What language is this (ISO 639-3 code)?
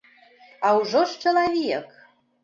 bel